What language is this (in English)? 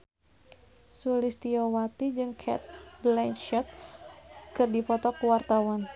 Sundanese